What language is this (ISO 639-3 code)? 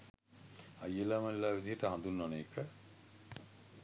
sin